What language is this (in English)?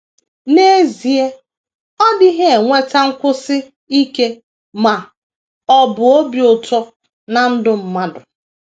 Igbo